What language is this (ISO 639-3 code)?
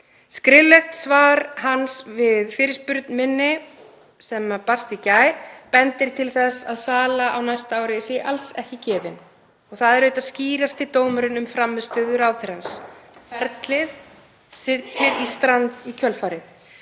isl